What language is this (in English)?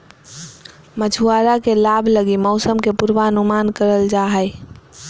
Magahi